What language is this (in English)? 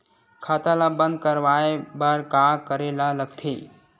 Chhattisgarhi